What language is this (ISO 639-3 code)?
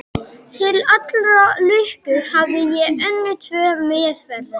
isl